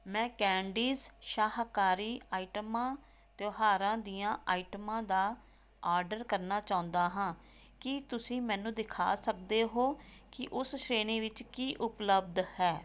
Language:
Punjabi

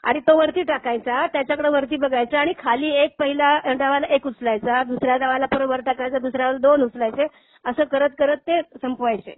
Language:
Marathi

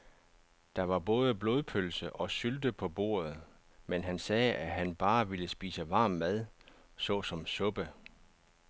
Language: Danish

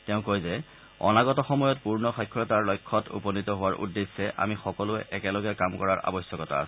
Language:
Assamese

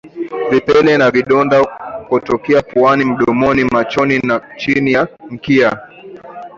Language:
Swahili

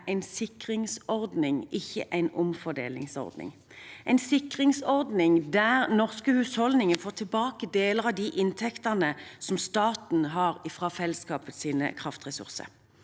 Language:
Norwegian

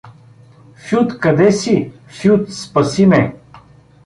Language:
Bulgarian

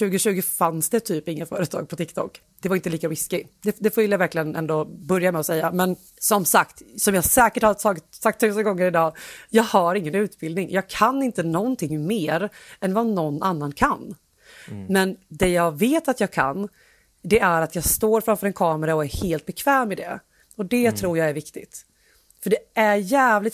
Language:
Swedish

